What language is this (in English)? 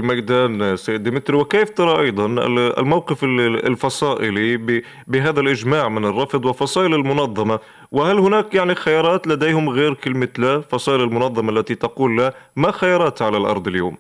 Arabic